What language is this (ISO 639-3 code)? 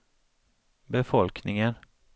swe